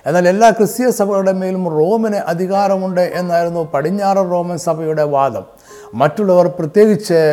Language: Malayalam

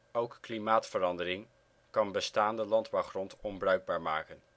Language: Dutch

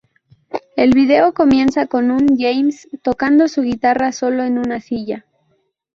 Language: Spanish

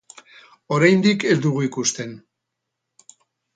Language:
Basque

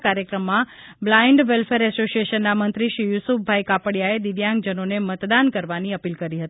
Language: Gujarati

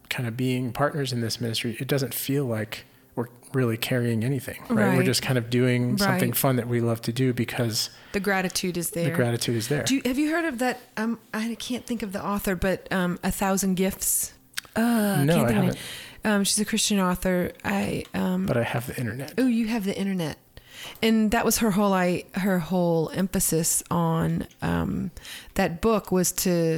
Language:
English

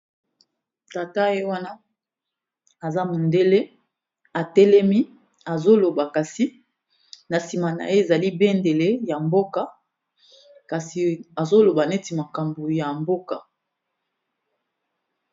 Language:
Lingala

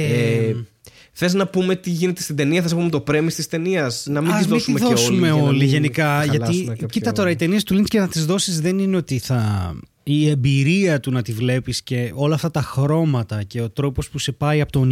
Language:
Greek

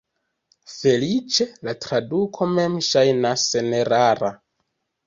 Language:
Esperanto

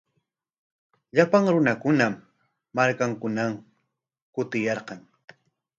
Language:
Corongo Ancash Quechua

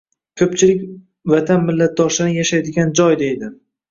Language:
Uzbek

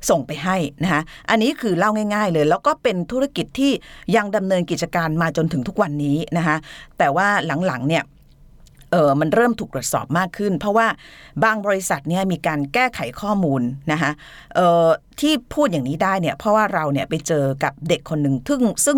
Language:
Thai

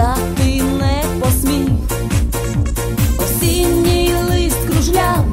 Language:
Ukrainian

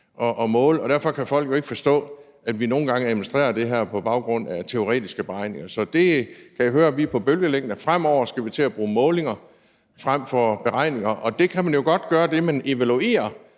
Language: Danish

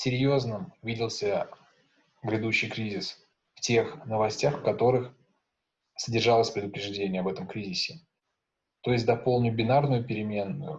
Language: Russian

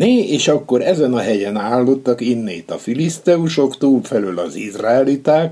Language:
Hungarian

